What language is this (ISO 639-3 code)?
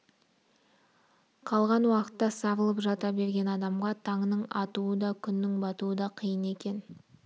kaz